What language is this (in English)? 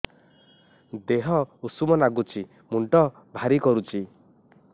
Odia